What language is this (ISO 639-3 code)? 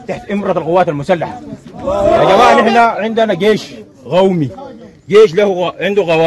ara